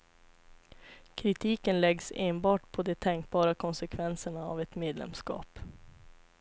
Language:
Swedish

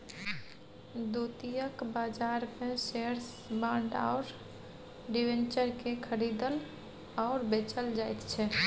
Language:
Maithili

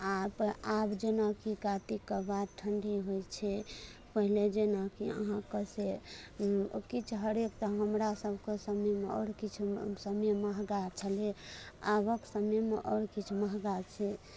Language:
Maithili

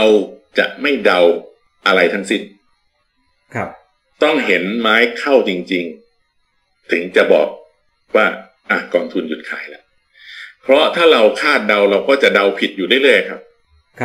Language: Thai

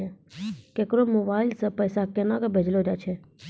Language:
Maithili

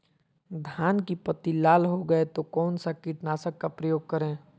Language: Magahi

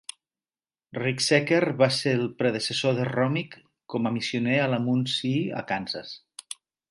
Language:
Catalan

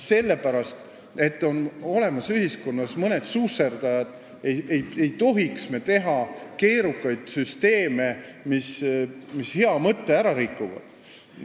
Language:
Estonian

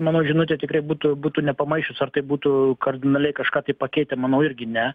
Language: Lithuanian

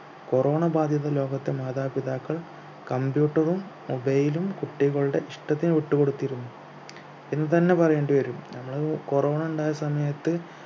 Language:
Malayalam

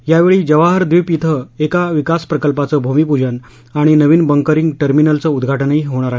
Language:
Marathi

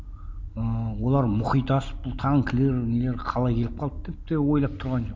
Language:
Kazakh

